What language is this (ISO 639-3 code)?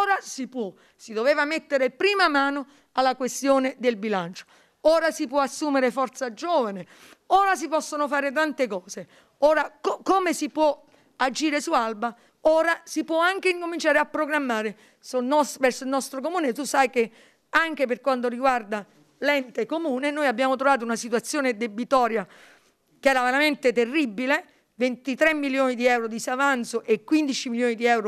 ita